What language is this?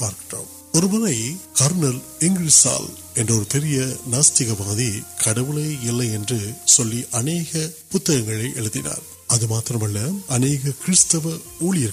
Urdu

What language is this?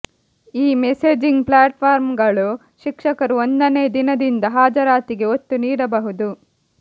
Kannada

